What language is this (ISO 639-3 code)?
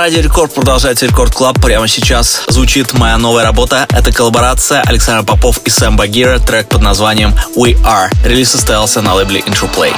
rus